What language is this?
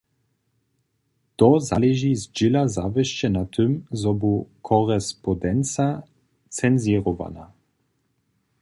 Upper Sorbian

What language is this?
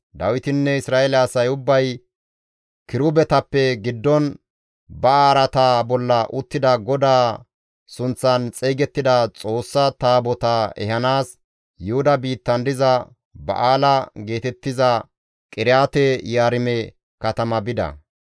Gamo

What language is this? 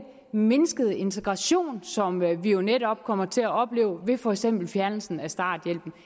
Danish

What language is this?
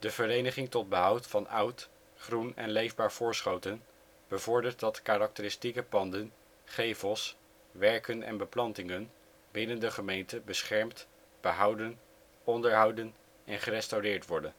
Dutch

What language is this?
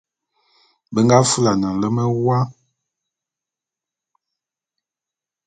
Bulu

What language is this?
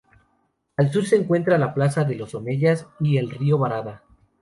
Spanish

